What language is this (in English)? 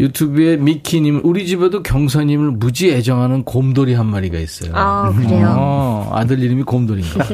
Korean